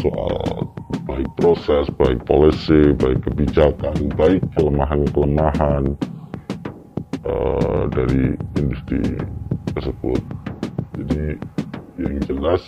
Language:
Indonesian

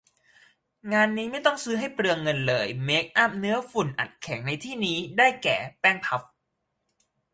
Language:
Thai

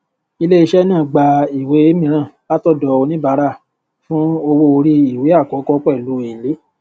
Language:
Yoruba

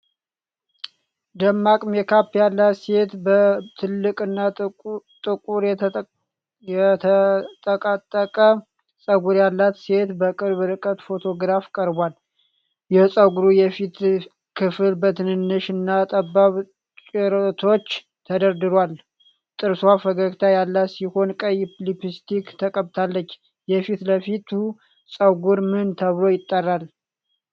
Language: Amharic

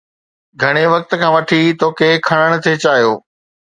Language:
Sindhi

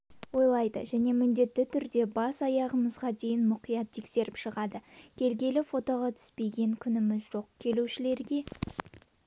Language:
Kazakh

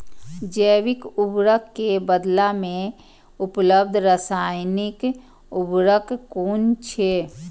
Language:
Maithili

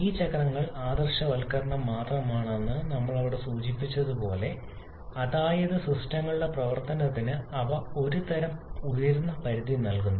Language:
Malayalam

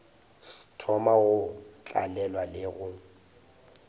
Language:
Northern Sotho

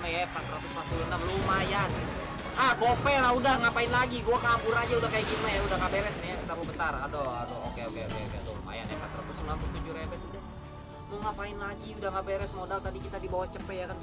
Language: Indonesian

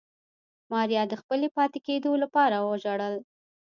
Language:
Pashto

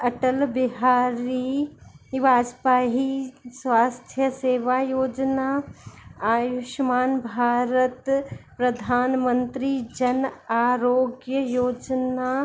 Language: Sindhi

